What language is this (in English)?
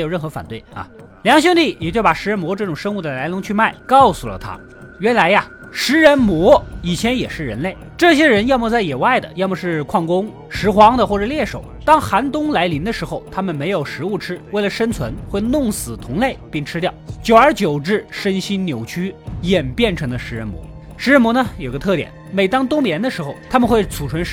Chinese